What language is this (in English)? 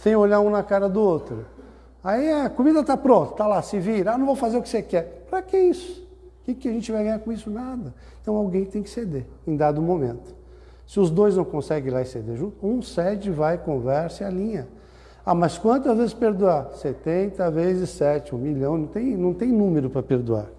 Portuguese